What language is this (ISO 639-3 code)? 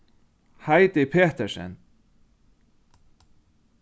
fao